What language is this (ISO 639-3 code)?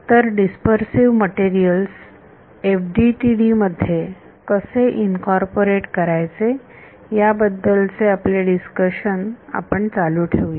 mar